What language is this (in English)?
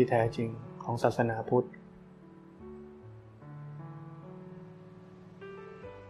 Thai